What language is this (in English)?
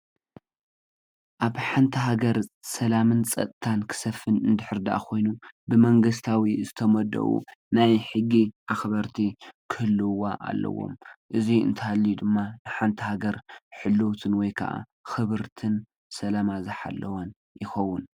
Tigrinya